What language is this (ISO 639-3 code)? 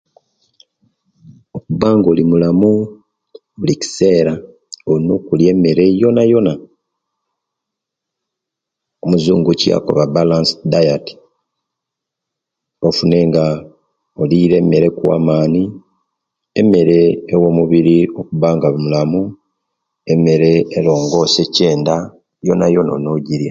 lke